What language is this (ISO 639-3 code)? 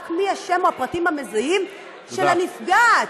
heb